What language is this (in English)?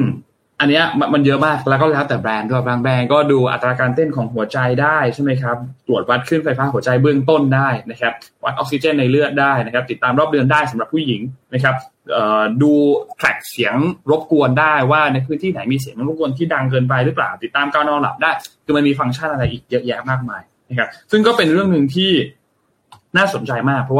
Thai